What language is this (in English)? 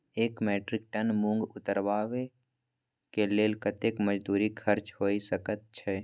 Maithili